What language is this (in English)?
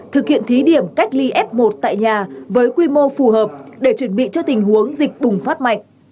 Vietnamese